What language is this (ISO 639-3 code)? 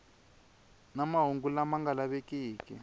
tso